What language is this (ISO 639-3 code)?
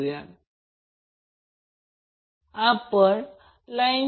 mar